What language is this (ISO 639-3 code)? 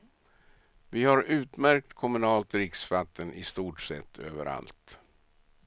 swe